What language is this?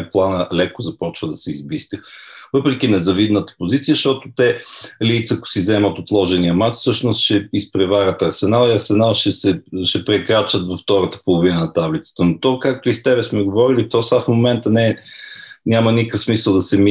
Bulgarian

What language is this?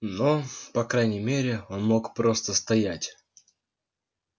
Russian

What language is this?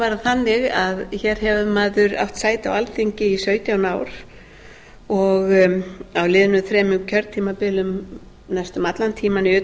Icelandic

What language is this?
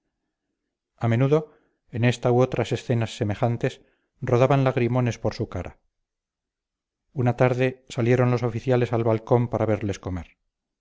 Spanish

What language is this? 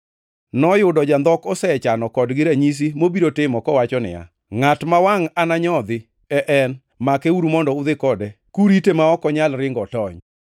Luo (Kenya and Tanzania)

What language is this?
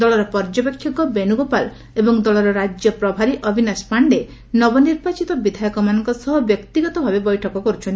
Odia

